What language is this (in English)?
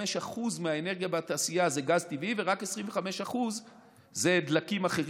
Hebrew